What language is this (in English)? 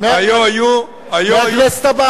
Hebrew